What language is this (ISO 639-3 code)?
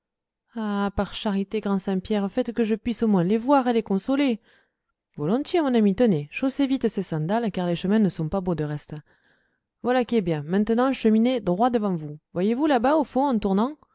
fra